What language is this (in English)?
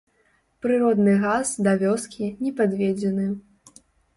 Belarusian